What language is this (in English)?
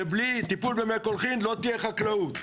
Hebrew